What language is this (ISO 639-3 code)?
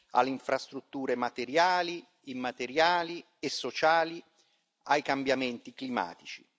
ita